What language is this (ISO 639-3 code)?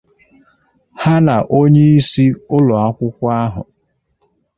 ibo